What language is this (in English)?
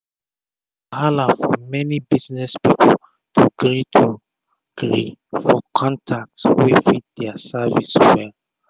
Nigerian Pidgin